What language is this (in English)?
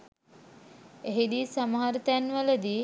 Sinhala